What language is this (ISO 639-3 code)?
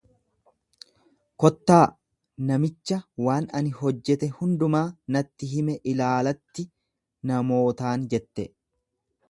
orm